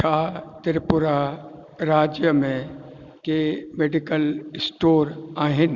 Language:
Sindhi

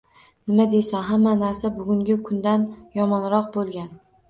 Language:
Uzbek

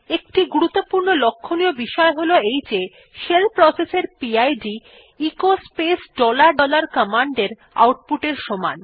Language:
Bangla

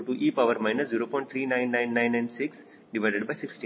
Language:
Kannada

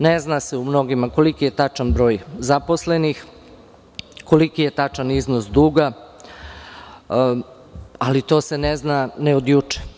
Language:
Serbian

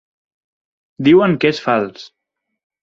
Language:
Catalan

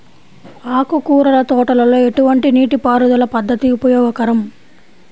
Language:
Telugu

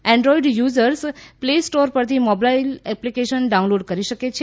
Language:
Gujarati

